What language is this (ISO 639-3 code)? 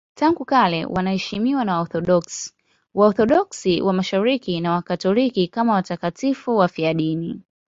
swa